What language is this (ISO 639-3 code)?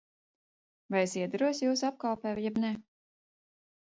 lav